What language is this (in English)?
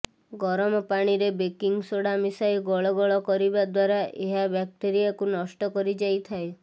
Odia